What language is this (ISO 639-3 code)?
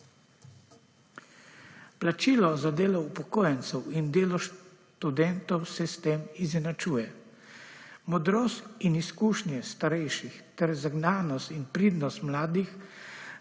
slv